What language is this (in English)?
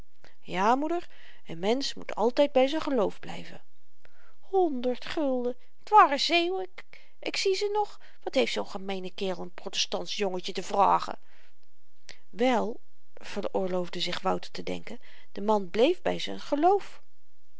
Dutch